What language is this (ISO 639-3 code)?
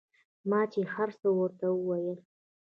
pus